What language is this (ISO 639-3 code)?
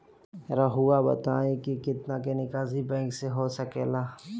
mag